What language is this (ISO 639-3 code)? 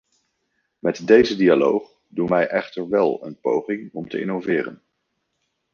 nld